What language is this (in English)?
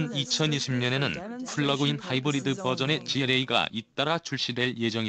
Korean